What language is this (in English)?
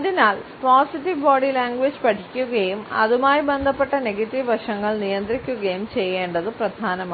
Malayalam